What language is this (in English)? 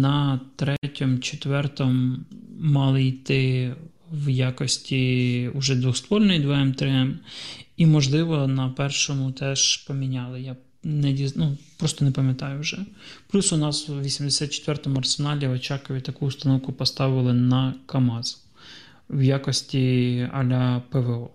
Ukrainian